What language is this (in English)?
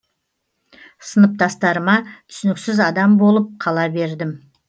Kazakh